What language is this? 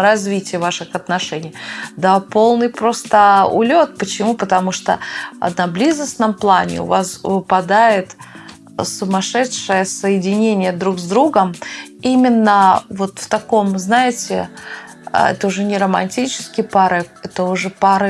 Russian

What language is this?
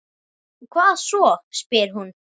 Icelandic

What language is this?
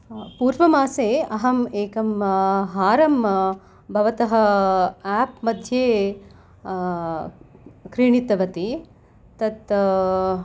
Sanskrit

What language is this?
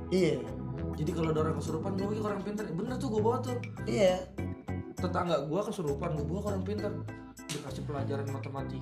Indonesian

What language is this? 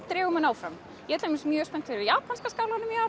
Icelandic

